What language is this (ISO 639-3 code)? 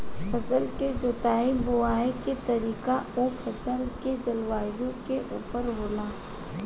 bho